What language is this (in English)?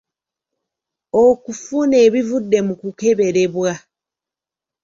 Ganda